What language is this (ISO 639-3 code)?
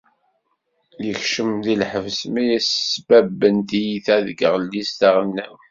kab